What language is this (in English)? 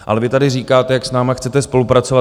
Czech